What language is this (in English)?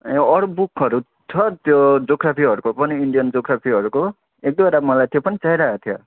Nepali